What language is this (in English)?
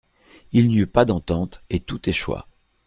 French